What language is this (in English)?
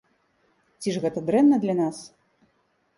Belarusian